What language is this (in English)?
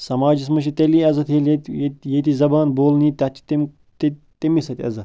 Kashmiri